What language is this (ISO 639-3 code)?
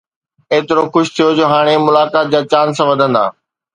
snd